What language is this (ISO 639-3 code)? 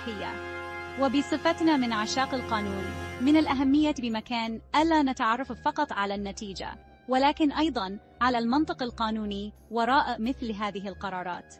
ara